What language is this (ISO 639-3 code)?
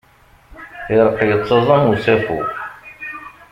kab